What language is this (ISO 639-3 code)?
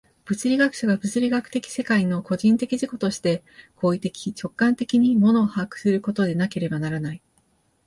jpn